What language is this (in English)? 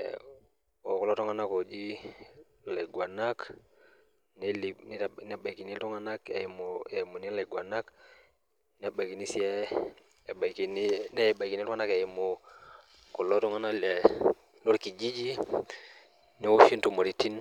Masai